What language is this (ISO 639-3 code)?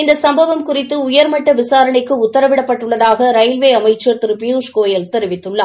tam